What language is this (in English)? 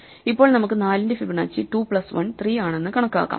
Malayalam